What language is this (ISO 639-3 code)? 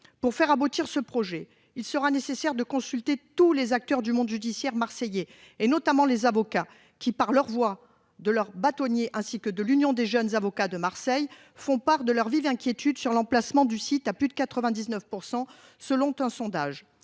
fra